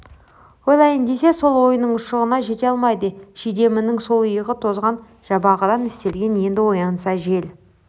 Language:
Kazakh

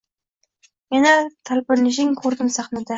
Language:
Uzbek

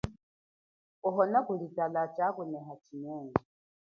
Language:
Chokwe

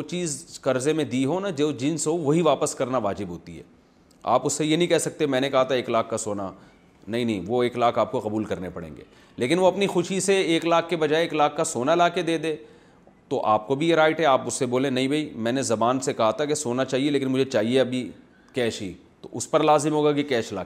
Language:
Urdu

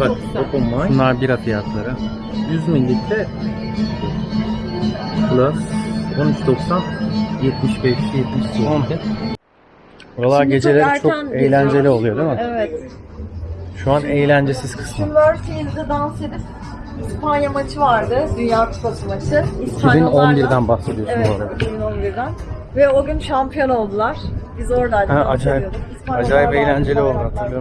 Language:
Turkish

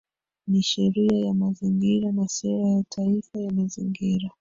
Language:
Swahili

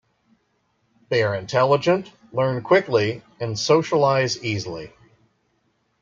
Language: English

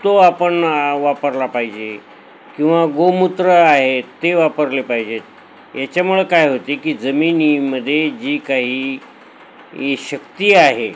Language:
Marathi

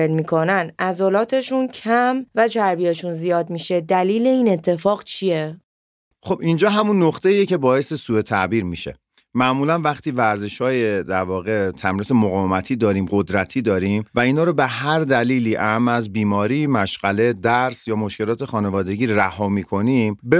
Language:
Persian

